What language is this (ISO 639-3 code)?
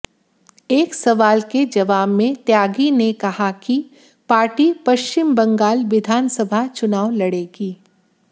hin